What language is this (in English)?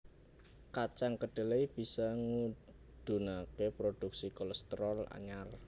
Javanese